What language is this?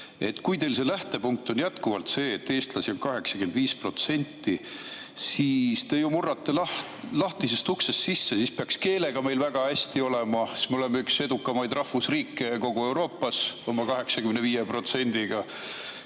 Estonian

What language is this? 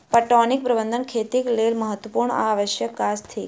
Maithili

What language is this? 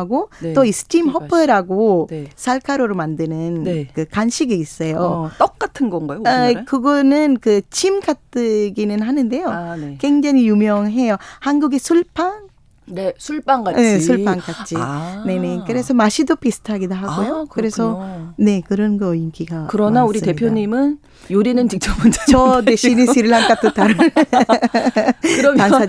Korean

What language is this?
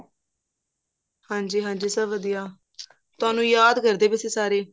Punjabi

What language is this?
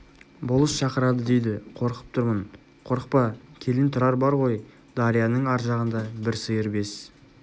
Kazakh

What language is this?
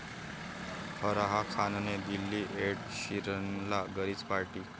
Marathi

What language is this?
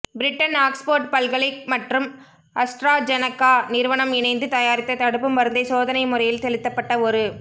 Tamil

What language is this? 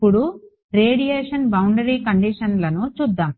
Telugu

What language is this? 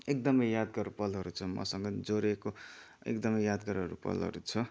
Nepali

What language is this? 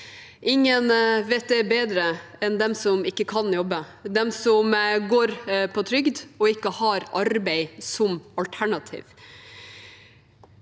Norwegian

